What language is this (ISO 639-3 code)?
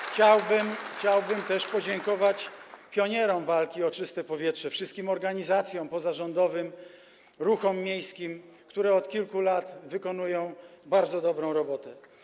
pol